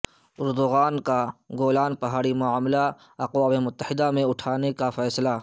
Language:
Urdu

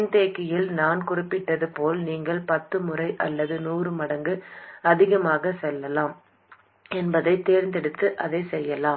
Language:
Tamil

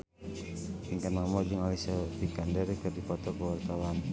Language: Sundanese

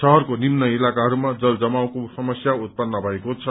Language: Nepali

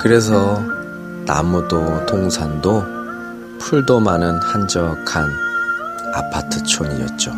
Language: Korean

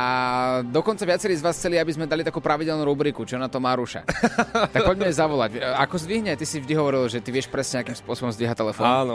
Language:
Slovak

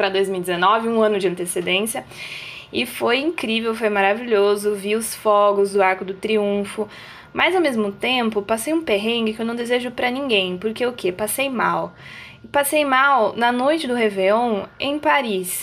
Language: Portuguese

